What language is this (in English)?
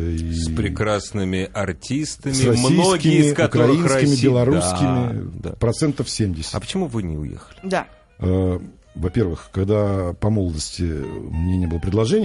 Russian